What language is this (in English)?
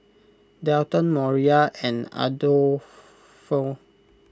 English